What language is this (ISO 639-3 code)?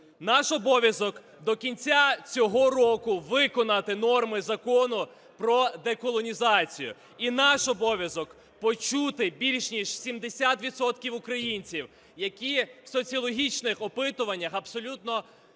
ukr